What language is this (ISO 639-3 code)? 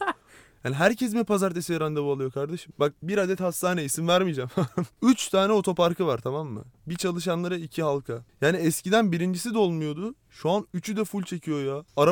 tur